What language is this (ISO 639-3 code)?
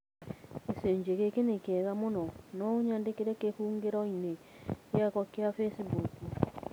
kik